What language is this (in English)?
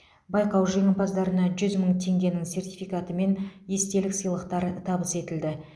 Kazakh